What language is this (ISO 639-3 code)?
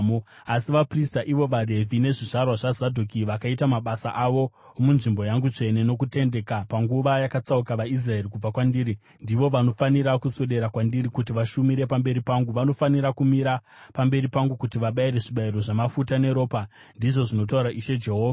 sna